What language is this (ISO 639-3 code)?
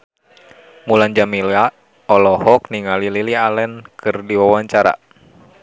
sun